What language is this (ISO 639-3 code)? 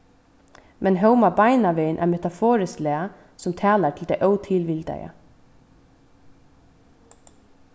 fao